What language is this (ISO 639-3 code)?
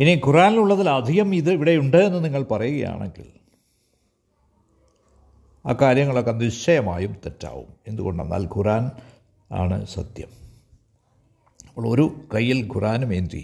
mal